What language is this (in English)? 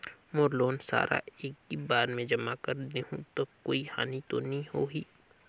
Chhattisgarhi